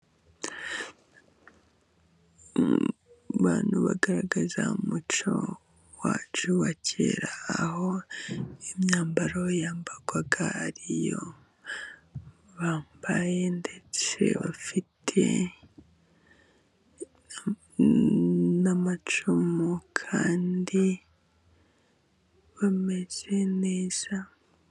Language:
Kinyarwanda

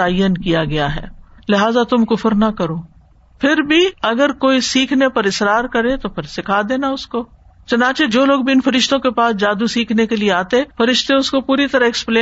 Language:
Urdu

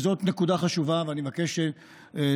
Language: Hebrew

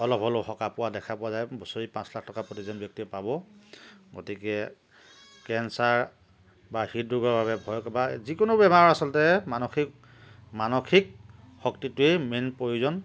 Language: Assamese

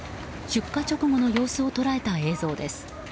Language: Japanese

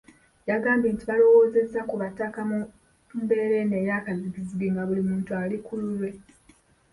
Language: Ganda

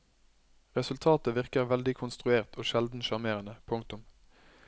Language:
Norwegian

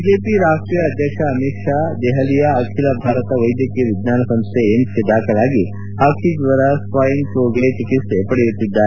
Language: Kannada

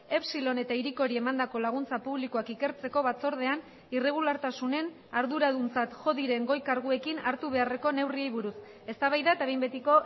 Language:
Basque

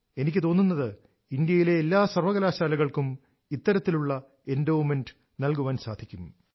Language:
Malayalam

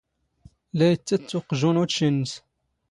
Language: Standard Moroccan Tamazight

